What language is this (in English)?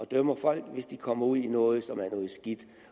Danish